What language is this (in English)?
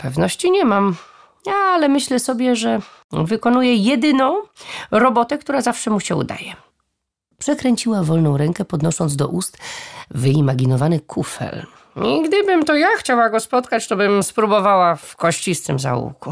Polish